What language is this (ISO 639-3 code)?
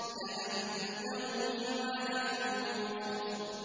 ara